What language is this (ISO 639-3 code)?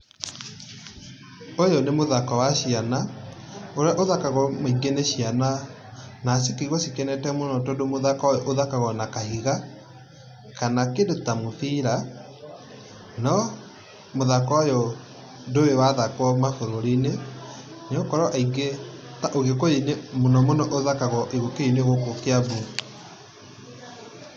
kik